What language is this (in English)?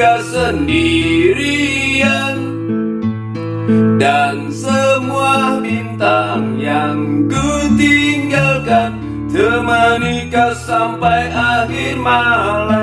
Indonesian